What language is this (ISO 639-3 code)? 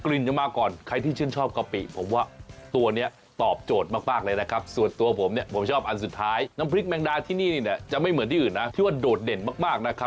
tha